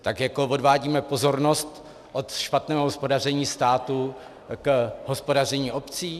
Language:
Czech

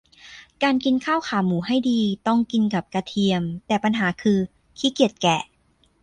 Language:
Thai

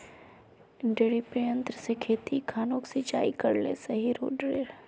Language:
Magahi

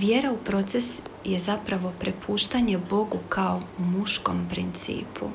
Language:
Croatian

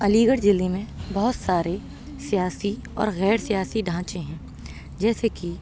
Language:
Urdu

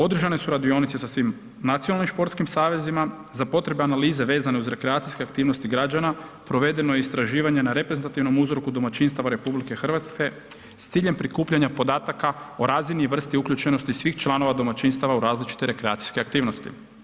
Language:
Croatian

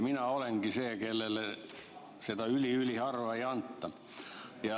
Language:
Estonian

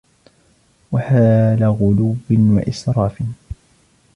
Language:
Arabic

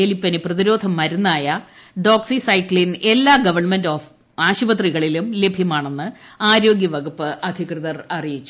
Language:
Malayalam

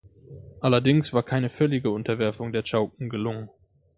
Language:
German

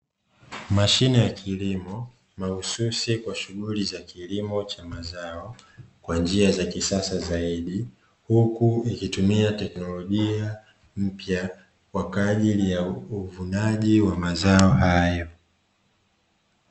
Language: Swahili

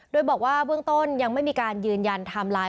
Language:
Thai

